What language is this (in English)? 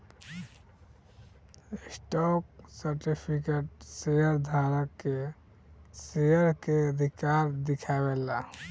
Bhojpuri